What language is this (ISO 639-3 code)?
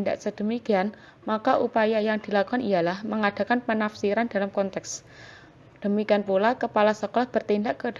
ind